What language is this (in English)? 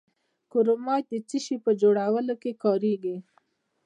Pashto